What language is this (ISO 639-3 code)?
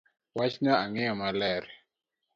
luo